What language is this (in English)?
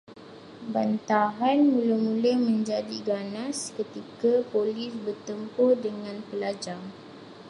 Malay